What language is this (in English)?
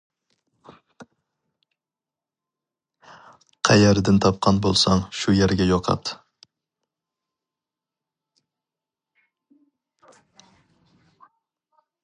Uyghur